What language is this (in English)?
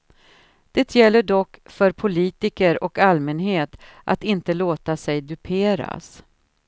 Swedish